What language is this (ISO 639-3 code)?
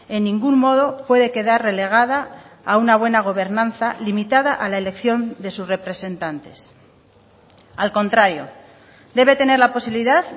spa